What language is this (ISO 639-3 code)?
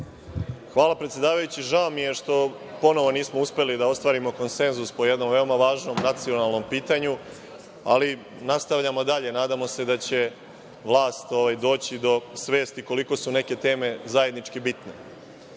srp